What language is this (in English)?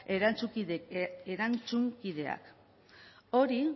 Basque